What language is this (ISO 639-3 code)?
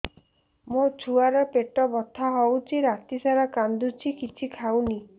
ori